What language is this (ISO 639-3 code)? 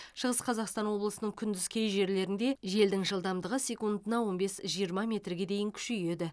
kaz